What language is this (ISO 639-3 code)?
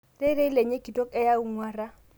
mas